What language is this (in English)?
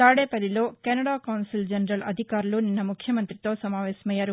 Telugu